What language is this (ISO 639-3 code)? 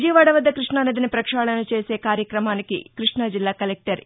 tel